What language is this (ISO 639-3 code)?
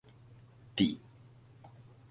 nan